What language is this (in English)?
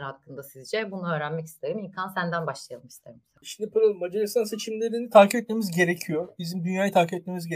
Turkish